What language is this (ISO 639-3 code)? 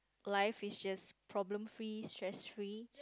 eng